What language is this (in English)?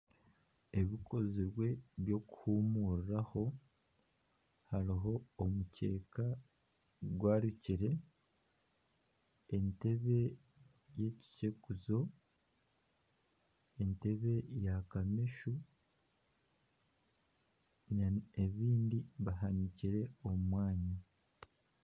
Nyankole